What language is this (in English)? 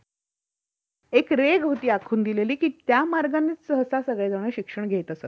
Marathi